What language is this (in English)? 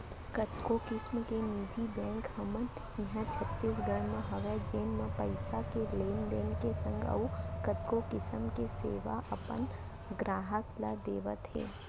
Chhattisgarhi